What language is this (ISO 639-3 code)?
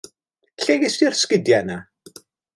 cym